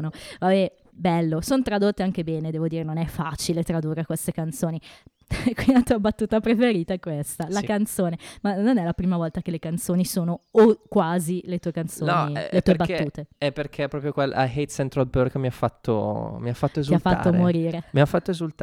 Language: Italian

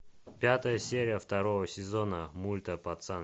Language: Russian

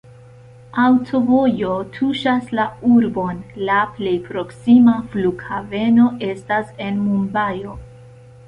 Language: Esperanto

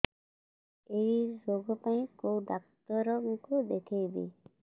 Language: Odia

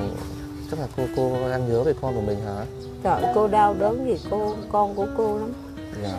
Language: Vietnamese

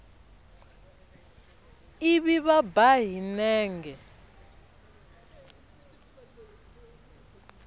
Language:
Tsonga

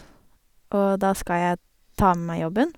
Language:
Norwegian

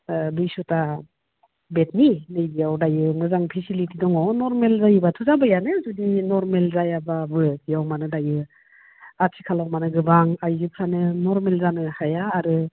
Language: Bodo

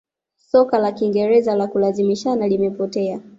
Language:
Swahili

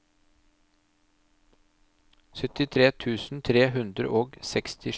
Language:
Norwegian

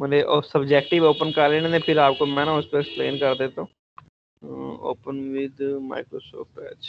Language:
Hindi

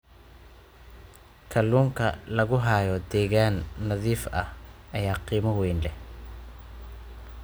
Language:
Somali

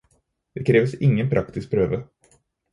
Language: Norwegian Bokmål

